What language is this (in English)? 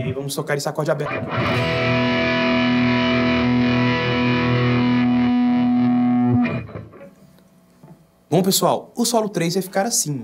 Portuguese